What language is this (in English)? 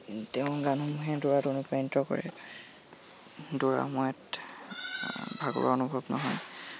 Assamese